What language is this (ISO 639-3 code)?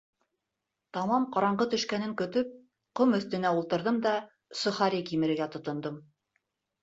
bak